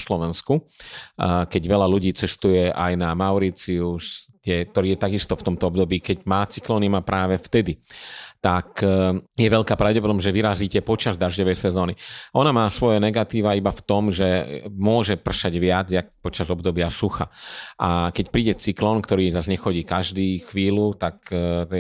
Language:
Slovak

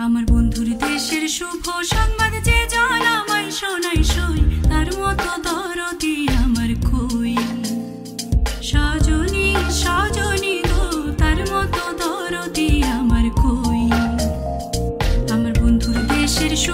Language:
Turkish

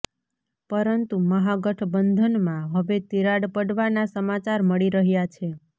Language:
Gujarati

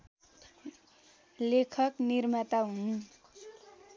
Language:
Nepali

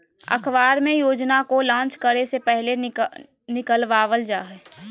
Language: Magahi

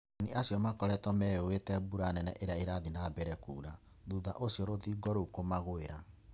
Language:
Kikuyu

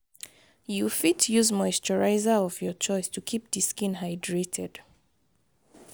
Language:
Nigerian Pidgin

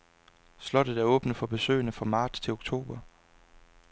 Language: Danish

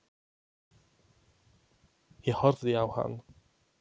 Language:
Icelandic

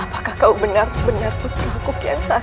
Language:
Indonesian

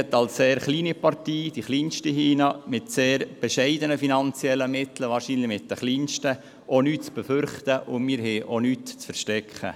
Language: Swiss German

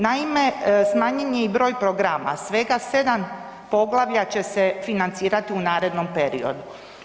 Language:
Croatian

